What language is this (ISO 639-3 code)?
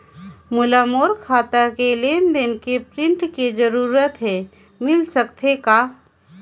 hne